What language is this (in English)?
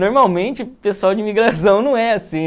Portuguese